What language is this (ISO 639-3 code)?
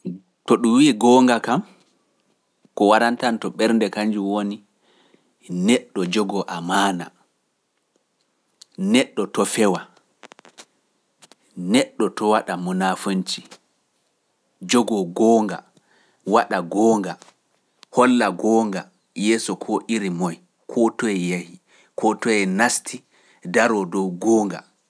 fuf